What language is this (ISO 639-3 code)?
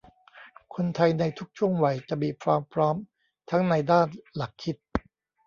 tha